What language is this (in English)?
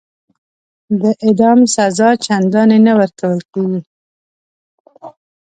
Pashto